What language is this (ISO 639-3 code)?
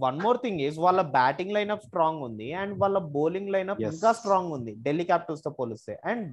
tel